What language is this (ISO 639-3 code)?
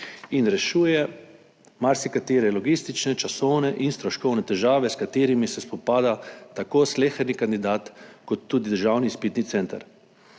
slv